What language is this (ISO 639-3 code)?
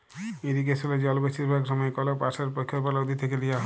ben